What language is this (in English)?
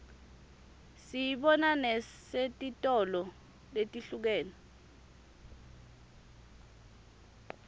Swati